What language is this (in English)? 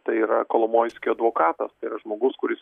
Lithuanian